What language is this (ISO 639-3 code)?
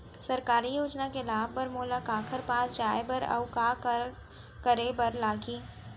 hne